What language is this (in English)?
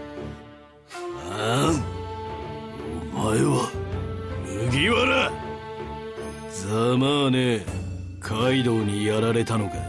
Japanese